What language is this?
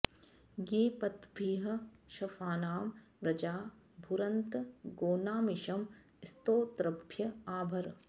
Sanskrit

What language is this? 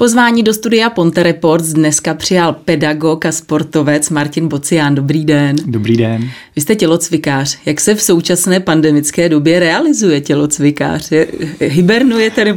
Czech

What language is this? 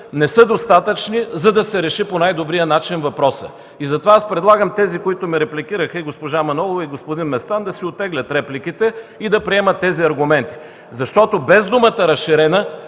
Bulgarian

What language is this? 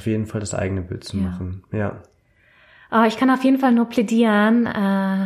German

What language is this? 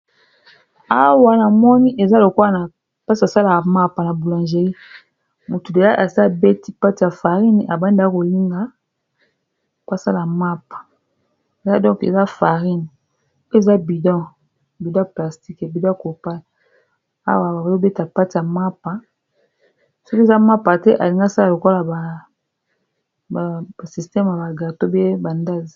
Lingala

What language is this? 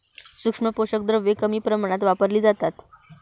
Marathi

